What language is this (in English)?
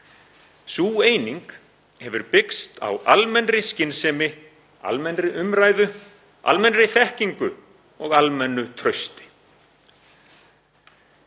Icelandic